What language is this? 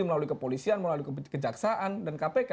Indonesian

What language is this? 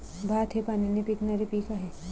Marathi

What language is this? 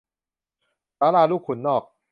Thai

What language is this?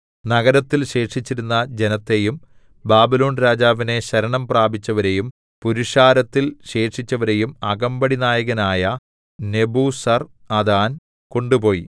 Malayalam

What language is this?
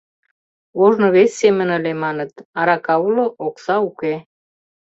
Mari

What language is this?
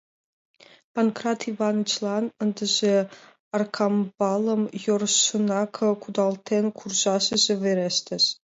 Mari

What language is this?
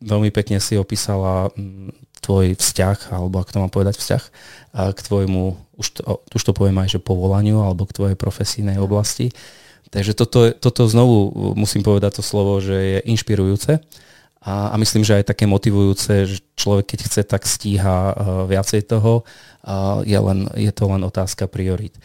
Slovak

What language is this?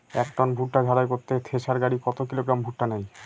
Bangla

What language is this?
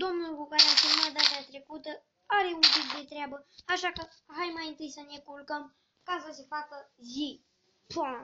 Romanian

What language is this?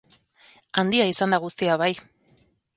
Basque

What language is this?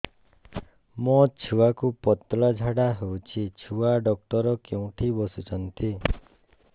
Odia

